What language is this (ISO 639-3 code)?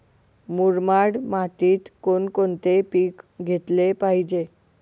mar